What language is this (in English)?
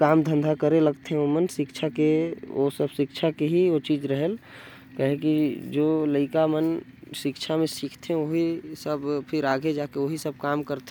Korwa